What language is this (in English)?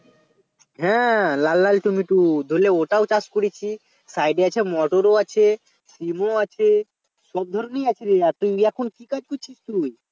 Bangla